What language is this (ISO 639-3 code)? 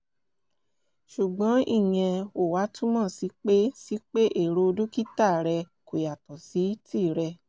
yor